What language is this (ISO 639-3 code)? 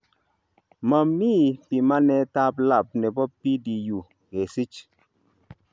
kln